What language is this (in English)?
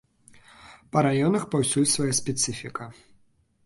Belarusian